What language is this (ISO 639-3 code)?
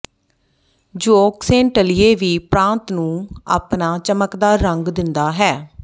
pan